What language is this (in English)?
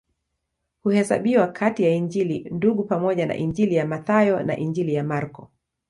Swahili